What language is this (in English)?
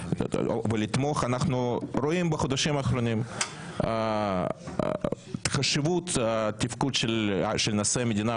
Hebrew